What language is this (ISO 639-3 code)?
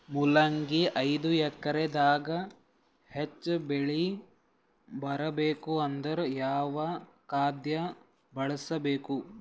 kan